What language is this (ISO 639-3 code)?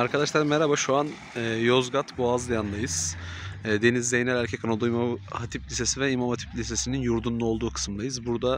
tur